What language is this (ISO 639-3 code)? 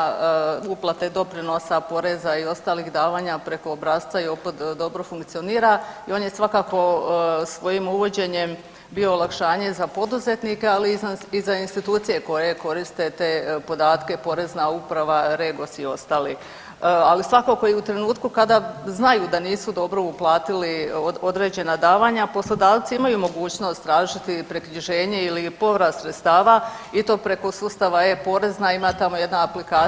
hrv